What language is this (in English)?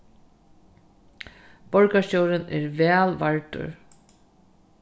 Faroese